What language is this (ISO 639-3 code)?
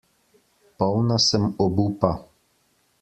slv